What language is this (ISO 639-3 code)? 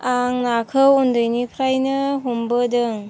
brx